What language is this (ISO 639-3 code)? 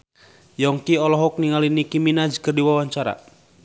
sun